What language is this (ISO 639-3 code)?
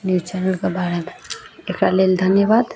mai